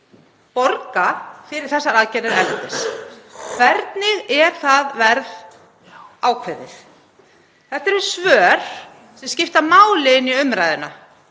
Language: Icelandic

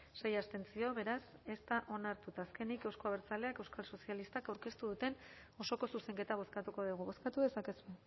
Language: Basque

